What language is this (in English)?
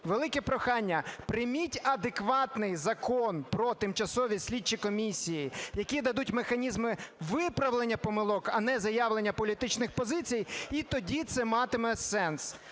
Ukrainian